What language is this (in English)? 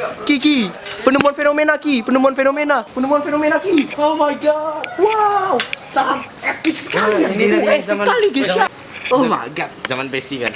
Indonesian